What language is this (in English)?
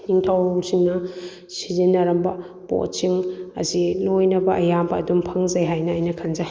Manipuri